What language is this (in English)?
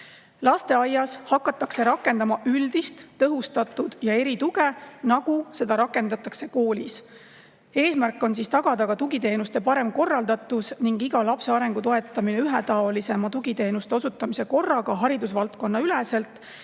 Estonian